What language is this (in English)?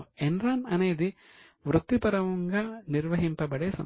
Telugu